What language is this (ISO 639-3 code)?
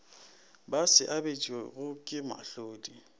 nso